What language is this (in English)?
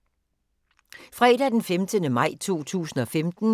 Danish